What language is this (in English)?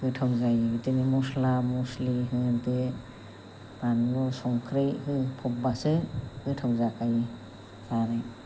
Bodo